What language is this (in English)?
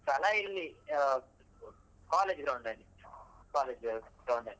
Kannada